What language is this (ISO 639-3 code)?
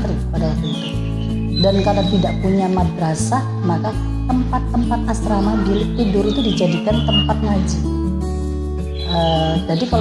ind